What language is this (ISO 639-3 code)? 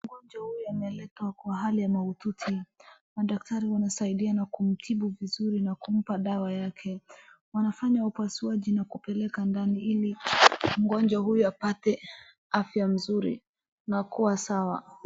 swa